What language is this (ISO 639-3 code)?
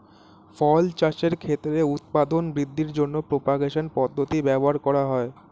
ben